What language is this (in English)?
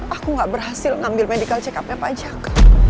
Indonesian